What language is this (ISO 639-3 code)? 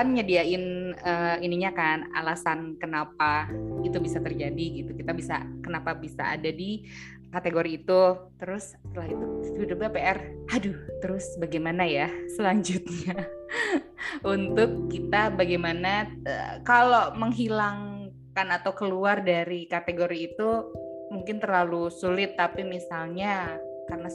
ind